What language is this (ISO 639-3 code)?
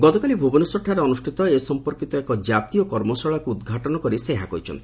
ori